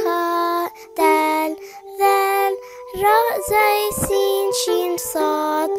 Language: Arabic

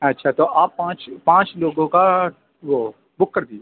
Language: Urdu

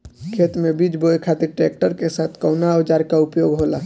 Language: Bhojpuri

